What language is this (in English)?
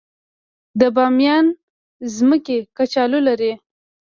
Pashto